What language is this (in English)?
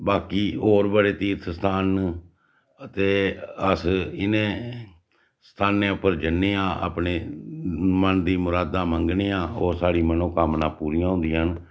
Dogri